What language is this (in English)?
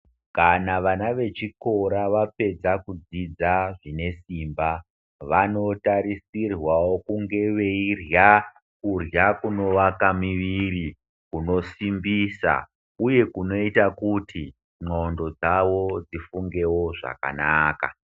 Ndau